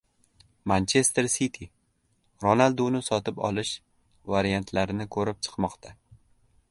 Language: Uzbek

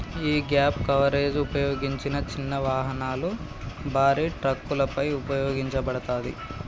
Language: Telugu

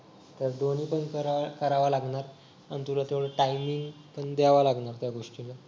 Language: Marathi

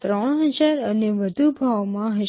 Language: Gujarati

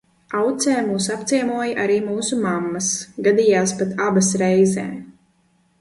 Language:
Latvian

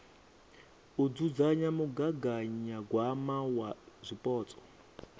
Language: Venda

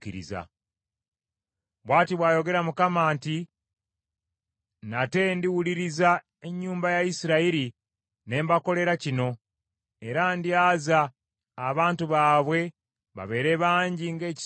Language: Ganda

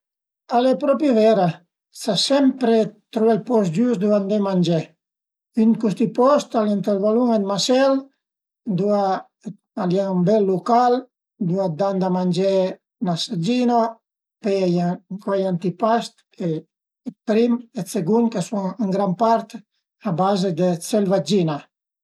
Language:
Piedmontese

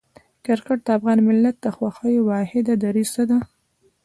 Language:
Pashto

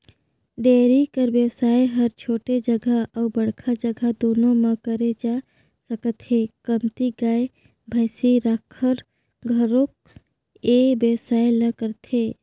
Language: Chhattisgarhi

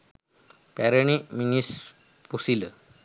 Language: Sinhala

